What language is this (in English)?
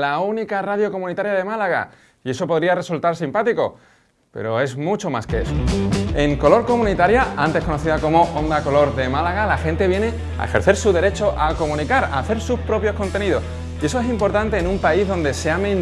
Spanish